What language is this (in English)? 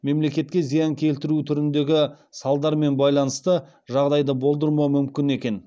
Kazakh